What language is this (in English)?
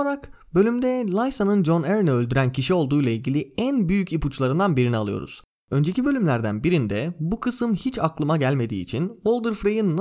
Turkish